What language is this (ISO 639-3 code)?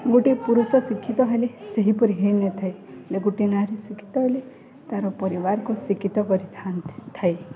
ori